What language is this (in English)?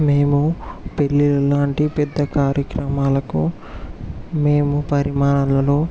Telugu